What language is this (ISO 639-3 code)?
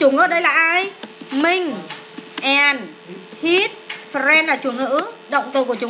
vie